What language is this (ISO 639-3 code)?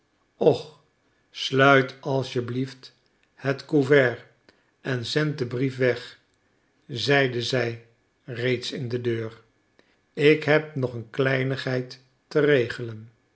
nld